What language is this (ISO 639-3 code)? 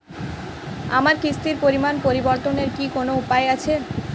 ben